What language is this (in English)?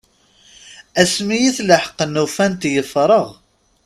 Kabyle